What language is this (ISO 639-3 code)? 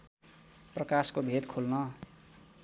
nep